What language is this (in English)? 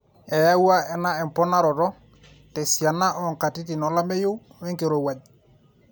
Masai